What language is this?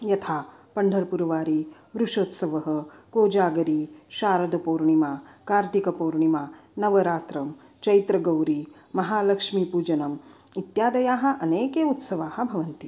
Sanskrit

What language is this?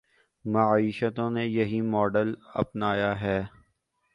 Urdu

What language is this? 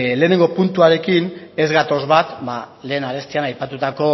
Basque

